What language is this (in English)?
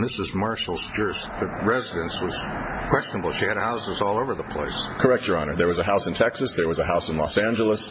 English